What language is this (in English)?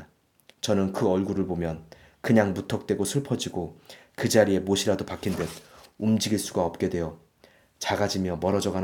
Korean